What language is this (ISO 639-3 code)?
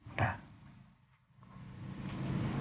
ind